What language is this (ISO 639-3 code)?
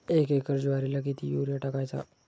mar